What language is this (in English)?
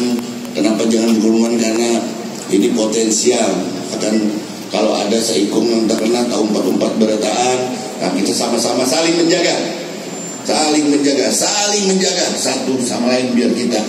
Indonesian